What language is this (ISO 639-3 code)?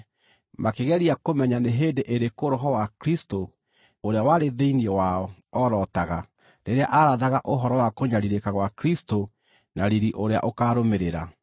kik